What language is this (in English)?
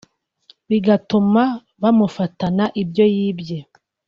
Kinyarwanda